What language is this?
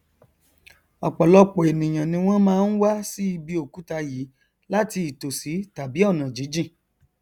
Yoruba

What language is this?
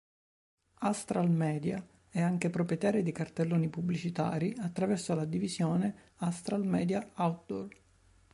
Italian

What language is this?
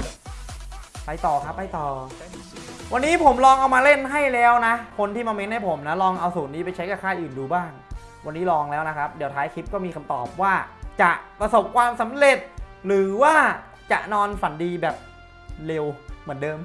Thai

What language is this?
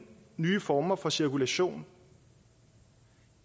Danish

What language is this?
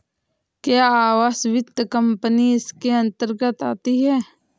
Hindi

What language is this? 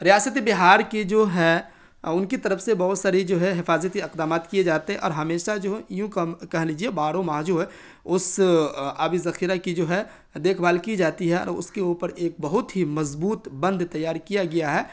Urdu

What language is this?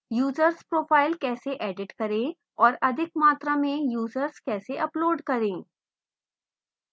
Hindi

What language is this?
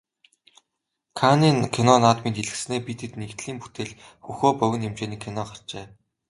Mongolian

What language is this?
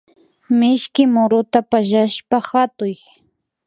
Imbabura Highland Quichua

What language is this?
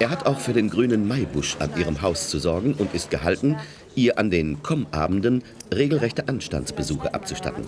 German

